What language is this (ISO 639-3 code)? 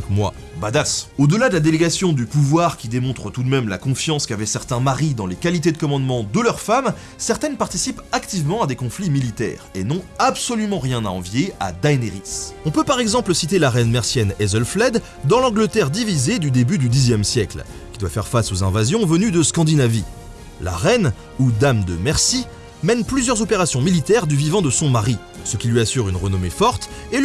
fra